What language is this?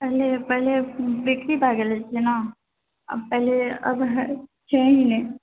Maithili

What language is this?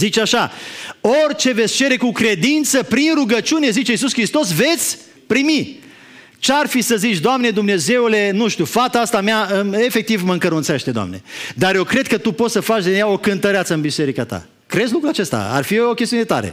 Romanian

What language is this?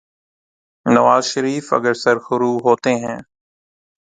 Urdu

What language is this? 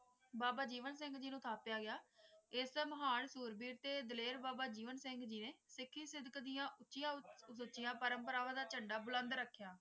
Punjabi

